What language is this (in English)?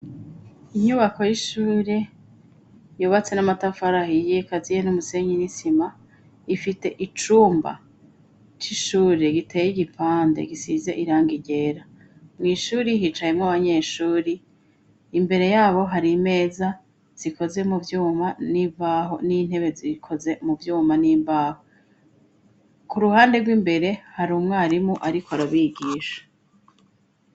Rundi